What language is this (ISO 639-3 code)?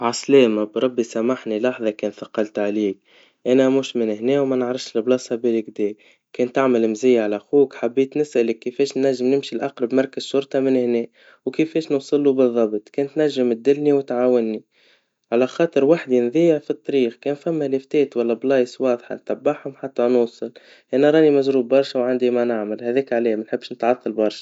aeb